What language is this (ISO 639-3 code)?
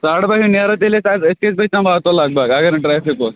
kas